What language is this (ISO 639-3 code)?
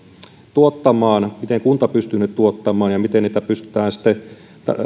fin